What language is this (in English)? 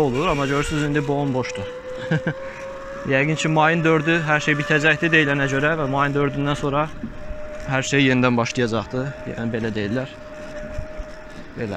Turkish